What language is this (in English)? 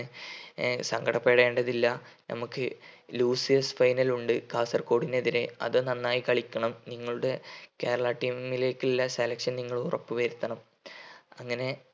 Malayalam